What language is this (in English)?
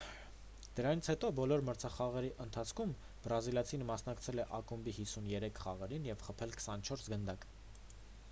Armenian